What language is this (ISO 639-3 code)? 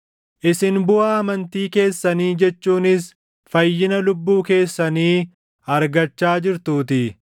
orm